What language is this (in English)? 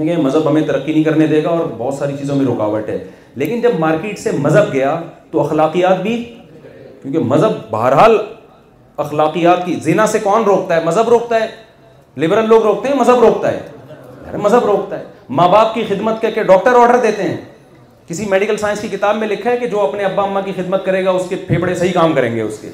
Urdu